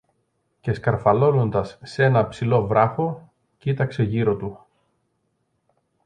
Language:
Greek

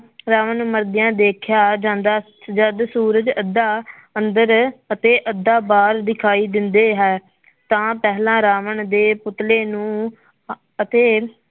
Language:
Punjabi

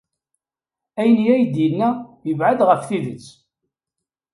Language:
Kabyle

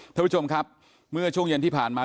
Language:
Thai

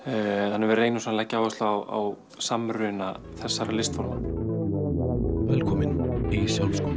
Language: Icelandic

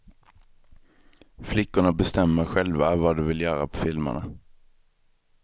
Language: Swedish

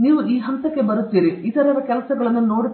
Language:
Kannada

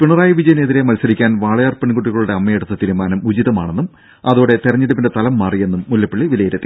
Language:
Malayalam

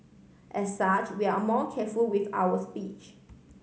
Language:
English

